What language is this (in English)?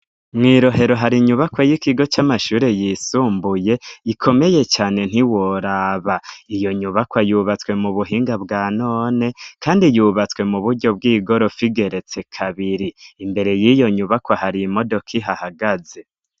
Rundi